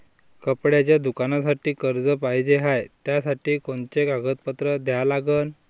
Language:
Marathi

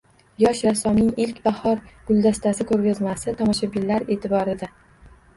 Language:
Uzbek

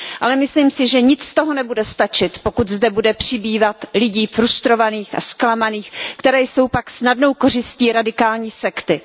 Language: Czech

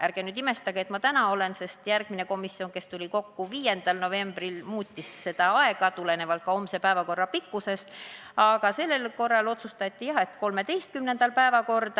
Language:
Estonian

